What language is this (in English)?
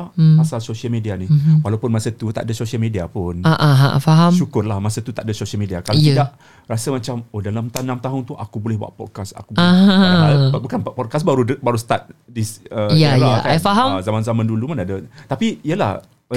Malay